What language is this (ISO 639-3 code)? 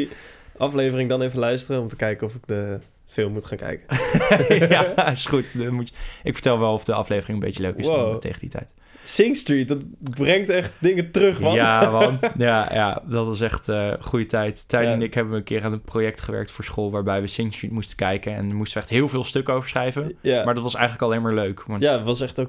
nld